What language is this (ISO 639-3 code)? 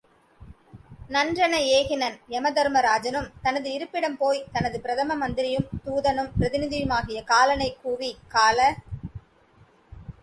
tam